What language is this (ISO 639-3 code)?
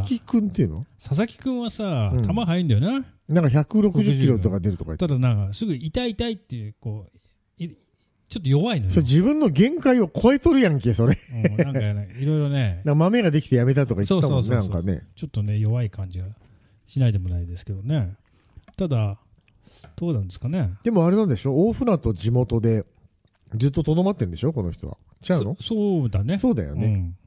jpn